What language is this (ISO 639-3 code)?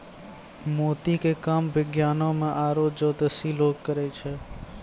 mai